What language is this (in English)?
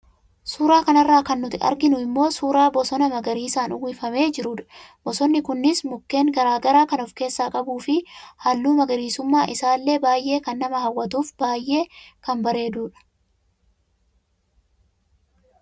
Oromo